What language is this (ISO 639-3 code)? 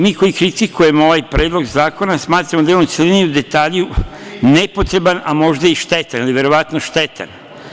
srp